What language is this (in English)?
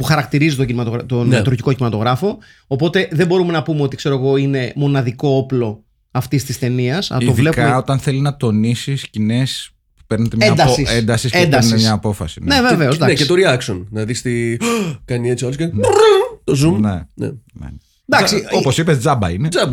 Greek